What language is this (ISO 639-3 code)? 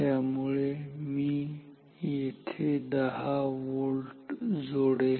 mar